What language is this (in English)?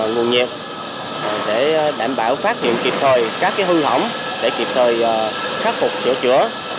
Vietnamese